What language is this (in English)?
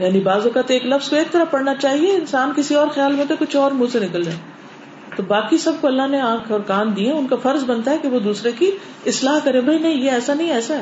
Urdu